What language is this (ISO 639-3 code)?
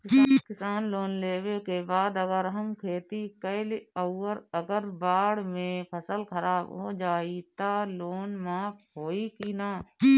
bho